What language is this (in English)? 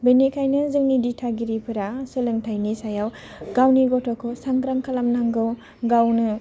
Bodo